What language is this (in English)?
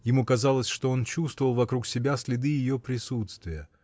Russian